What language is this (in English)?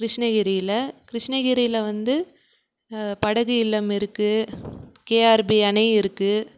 Tamil